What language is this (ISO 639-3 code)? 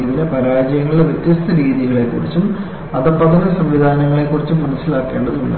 mal